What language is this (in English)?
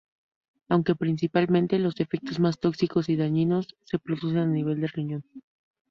Spanish